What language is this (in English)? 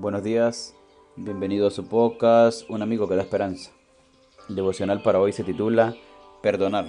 Spanish